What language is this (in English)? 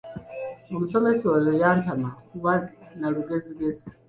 Ganda